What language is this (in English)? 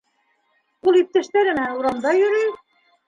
Bashkir